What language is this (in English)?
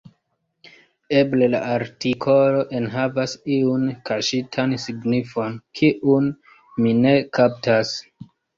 Esperanto